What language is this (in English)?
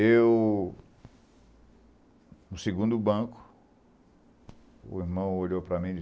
Portuguese